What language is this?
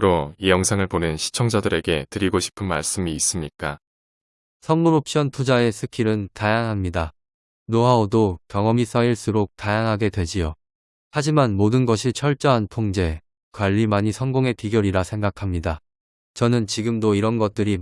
Korean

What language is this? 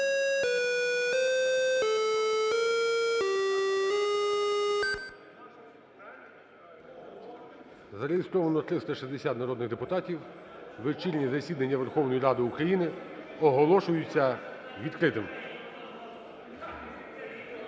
Ukrainian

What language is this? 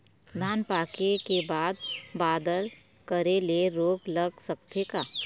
Chhattisgarhi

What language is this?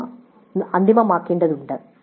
Malayalam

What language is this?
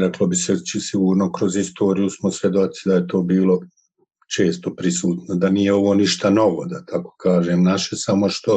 Croatian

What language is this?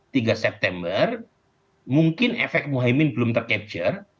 Indonesian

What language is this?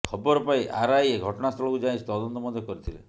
Odia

